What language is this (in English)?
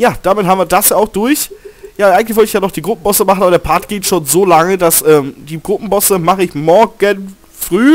German